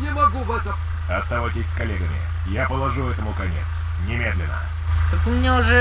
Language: Russian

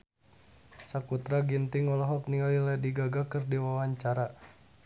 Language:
Sundanese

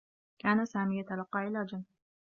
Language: Arabic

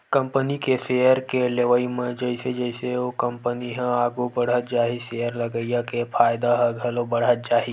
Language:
Chhattisgarhi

